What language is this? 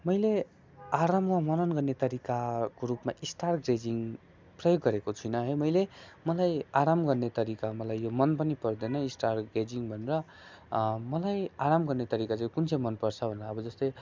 Nepali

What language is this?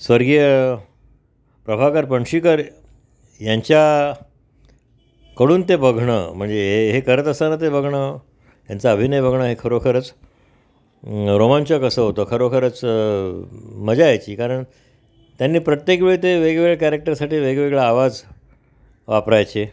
Marathi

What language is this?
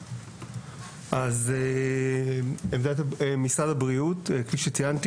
Hebrew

